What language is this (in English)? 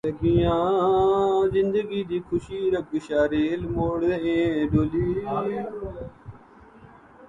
Urdu